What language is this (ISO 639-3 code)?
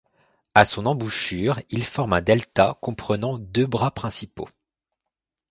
fra